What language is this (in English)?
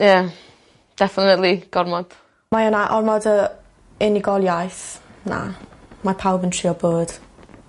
Welsh